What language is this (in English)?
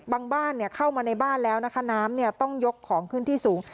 Thai